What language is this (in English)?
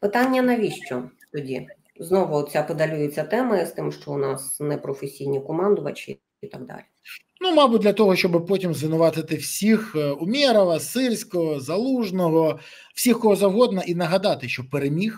Ukrainian